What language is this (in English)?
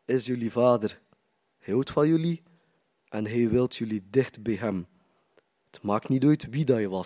Dutch